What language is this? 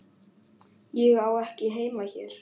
Icelandic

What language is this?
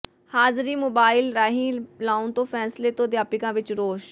Punjabi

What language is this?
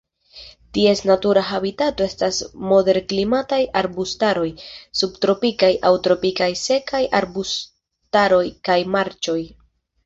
Esperanto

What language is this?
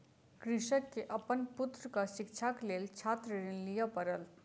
Maithili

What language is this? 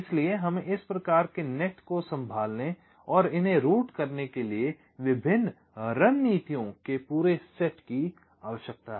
Hindi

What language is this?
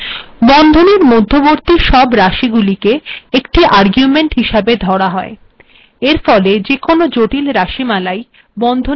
Bangla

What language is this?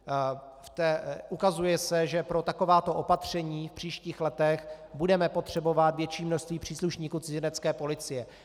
Czech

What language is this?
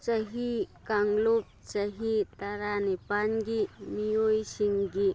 Manipuri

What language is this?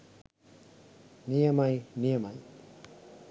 Sinhala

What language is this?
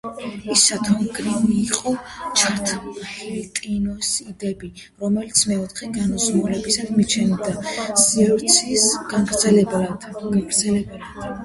Georgian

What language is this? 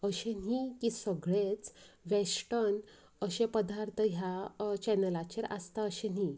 Konkani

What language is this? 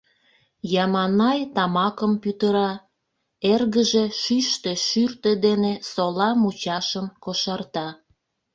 Mari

